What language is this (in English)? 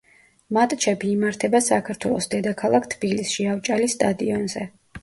Georgian